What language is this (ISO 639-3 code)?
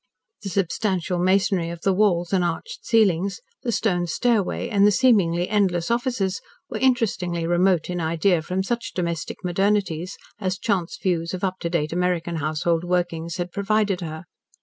eng